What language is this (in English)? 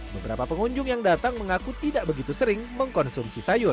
Indonesian